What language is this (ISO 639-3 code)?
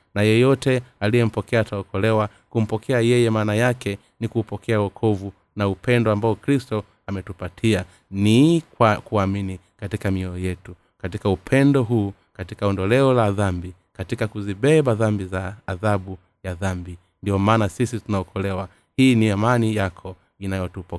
swa